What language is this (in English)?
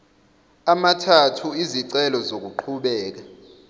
Zulu